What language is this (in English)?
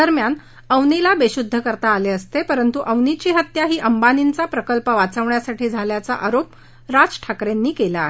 Marathi